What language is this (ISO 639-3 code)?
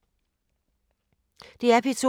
dan